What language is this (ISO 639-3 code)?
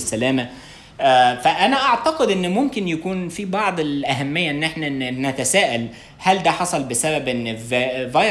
ara